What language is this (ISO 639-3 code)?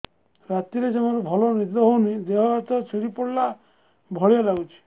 ori